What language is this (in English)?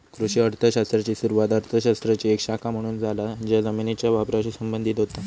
Marathi